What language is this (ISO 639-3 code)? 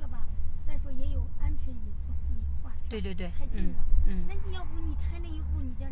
zho